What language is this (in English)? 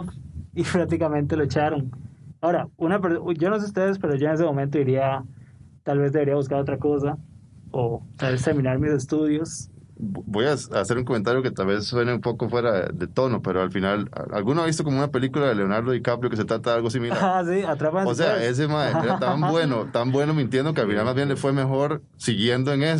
Spanish